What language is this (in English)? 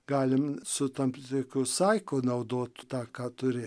Lithuanian